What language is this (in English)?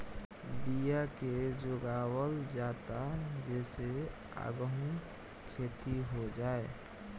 Bhojpuri